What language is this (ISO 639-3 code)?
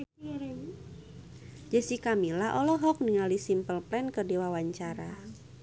sun